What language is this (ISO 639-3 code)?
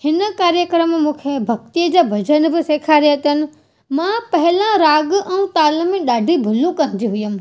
snd